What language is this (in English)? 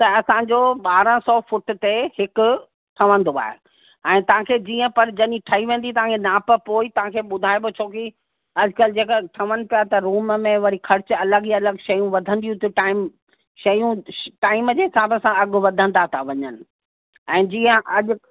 Sindhi